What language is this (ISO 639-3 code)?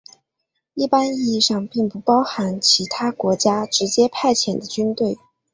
zho